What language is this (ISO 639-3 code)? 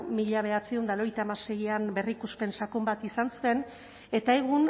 eus